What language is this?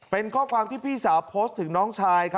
Thai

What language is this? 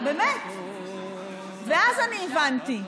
Hebrew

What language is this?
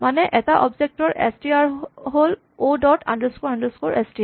Assamese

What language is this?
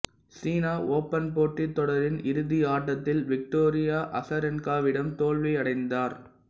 Tamil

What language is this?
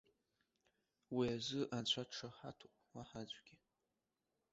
Abkhazian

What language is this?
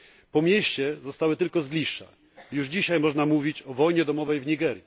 Polish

